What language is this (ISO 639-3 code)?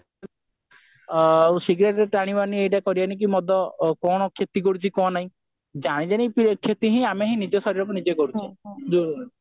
ori